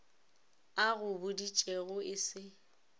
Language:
Northern Sotho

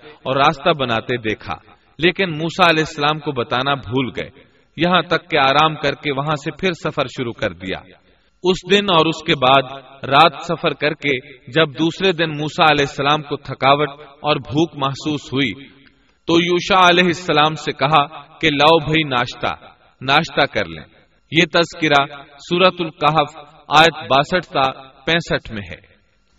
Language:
Urdu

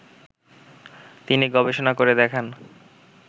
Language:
Bangla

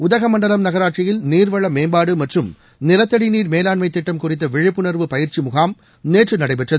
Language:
Tamil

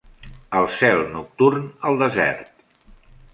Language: Catalan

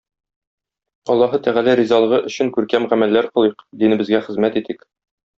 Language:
Tatar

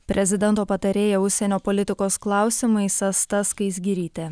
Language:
Lithuanian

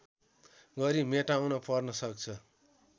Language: Nepali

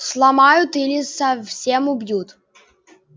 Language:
Russian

